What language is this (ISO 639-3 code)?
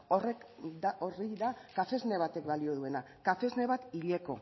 eus